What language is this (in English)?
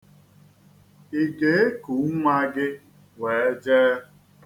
Igbo